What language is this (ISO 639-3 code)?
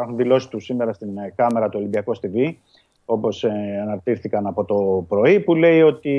ell